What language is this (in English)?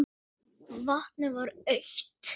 Icelandic